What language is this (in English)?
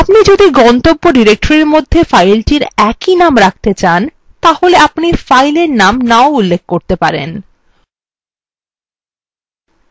Bangla